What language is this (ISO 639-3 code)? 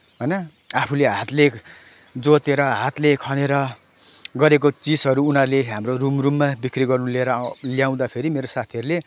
nep